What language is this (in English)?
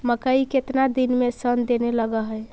Magahi